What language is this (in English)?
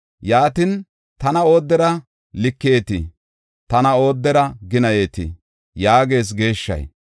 Gofa